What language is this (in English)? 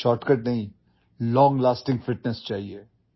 Assamese